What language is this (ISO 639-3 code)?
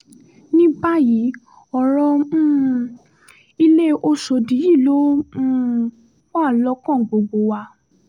yor